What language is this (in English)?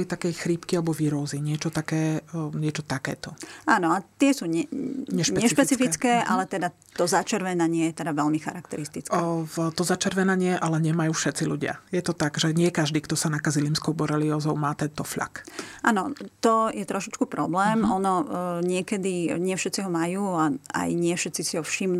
Slovak